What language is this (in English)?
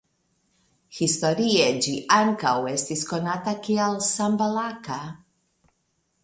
Esperanto